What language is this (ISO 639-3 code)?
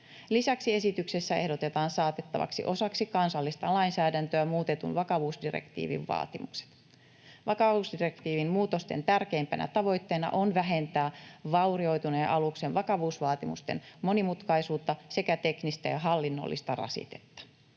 fin